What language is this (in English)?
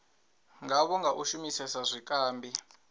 Venda